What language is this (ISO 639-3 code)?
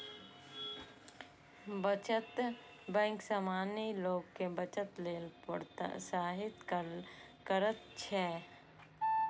mai